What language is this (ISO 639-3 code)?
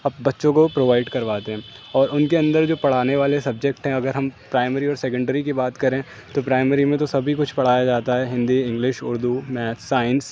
urd